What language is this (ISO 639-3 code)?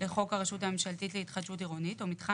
heb